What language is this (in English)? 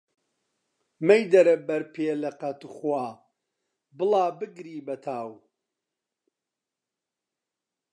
Central Kurdish